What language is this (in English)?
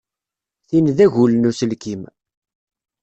Kabyle